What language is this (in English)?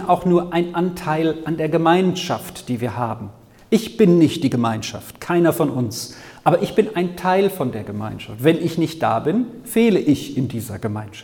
German